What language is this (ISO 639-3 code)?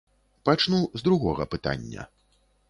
bel